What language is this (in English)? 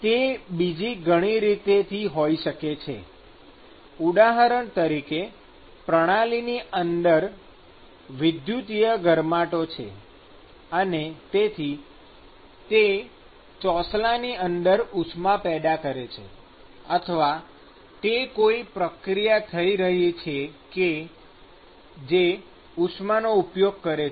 Gujarati